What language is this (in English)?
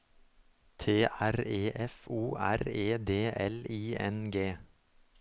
Norwegian